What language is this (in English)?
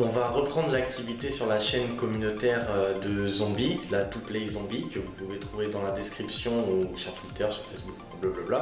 French